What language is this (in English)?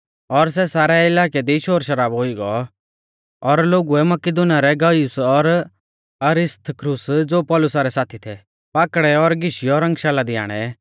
Mahasu Pahari